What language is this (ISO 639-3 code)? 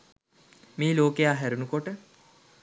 sin